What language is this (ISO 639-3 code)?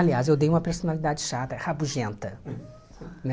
por